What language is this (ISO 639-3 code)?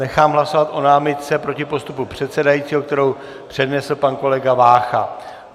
ces